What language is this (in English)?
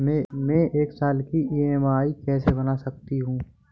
Hindi